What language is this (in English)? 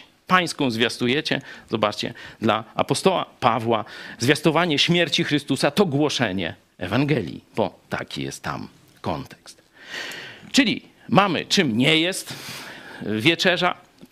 Polish